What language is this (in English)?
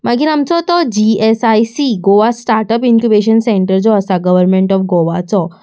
Konkani